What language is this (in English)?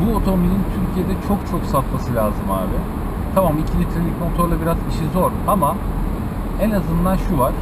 Turkish